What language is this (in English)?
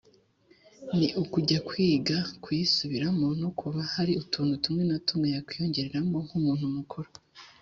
Kinyarwanda